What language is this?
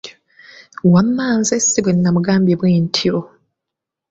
Ganda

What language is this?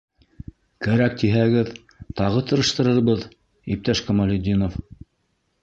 Bashkir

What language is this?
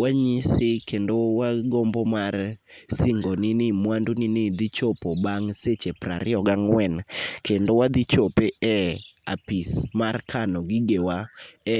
Luo (Kenya and Tanzania)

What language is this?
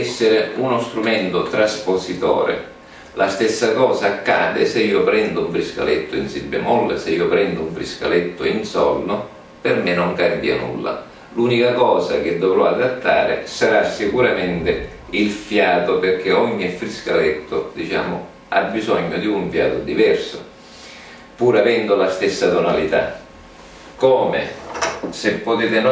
Italian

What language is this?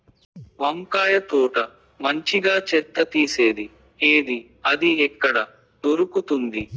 Telugu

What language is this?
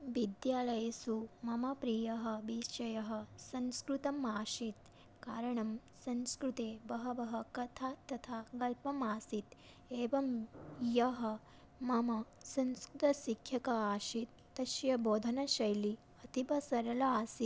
Sanskrit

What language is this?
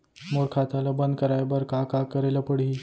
Chhattisgarhi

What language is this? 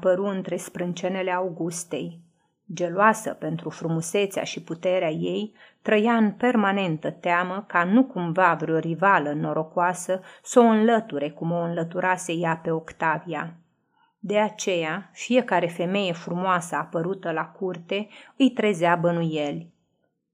Romanian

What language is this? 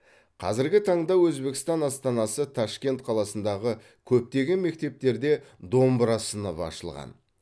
Kazakh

